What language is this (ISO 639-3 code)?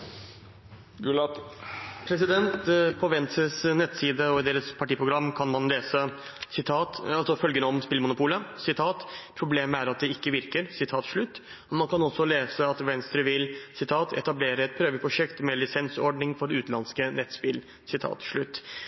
nor